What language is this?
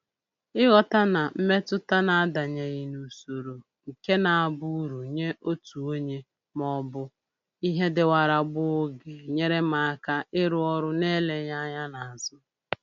Igbo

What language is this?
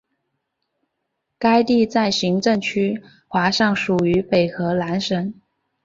Chinese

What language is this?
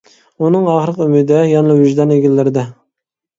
Uyghur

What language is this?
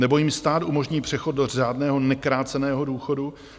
Czech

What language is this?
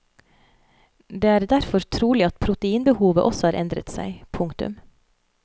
Norwegian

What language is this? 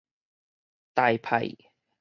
Min Nan Chinese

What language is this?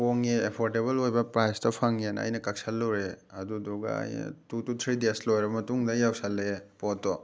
Manipuri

